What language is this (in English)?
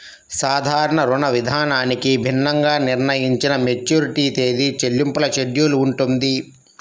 Telugu